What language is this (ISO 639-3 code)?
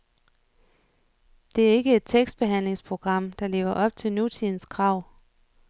dan